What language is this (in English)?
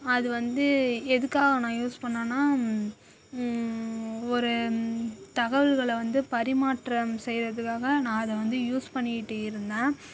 Tamil